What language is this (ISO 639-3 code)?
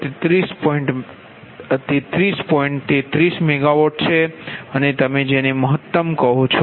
guj